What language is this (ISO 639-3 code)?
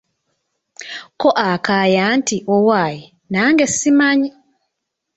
lug